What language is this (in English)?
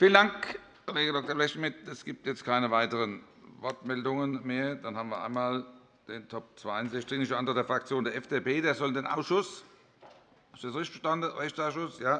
German